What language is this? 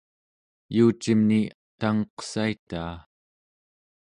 Central Yupik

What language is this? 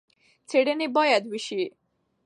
Pashto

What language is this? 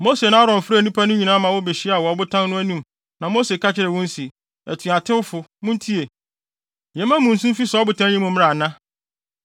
Akan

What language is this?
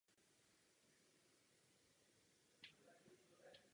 Czech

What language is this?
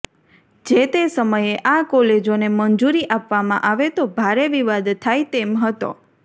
Gujarati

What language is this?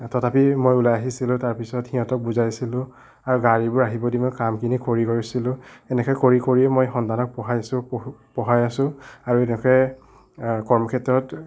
Assamese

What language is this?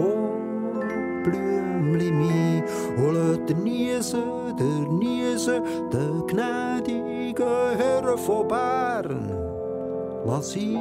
Dutch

